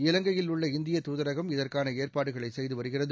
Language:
Tamil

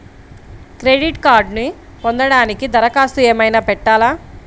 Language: Telugu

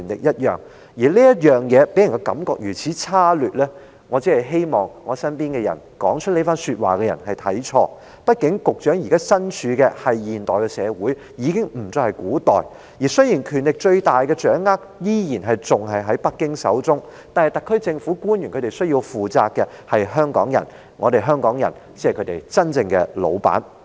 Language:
Cantonese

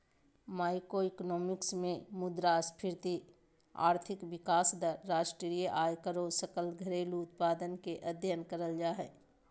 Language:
Magahi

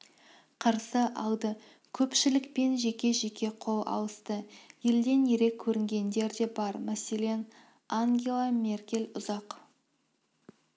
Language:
Kazakh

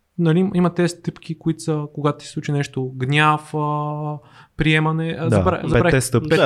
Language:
Bulgarian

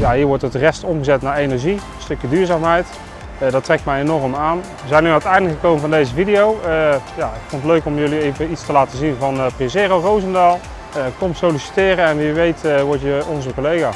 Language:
Dutch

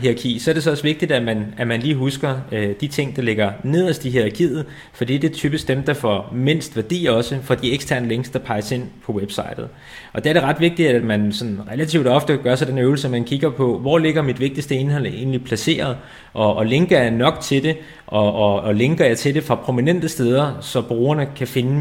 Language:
Danish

